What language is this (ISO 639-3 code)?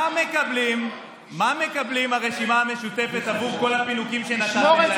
heb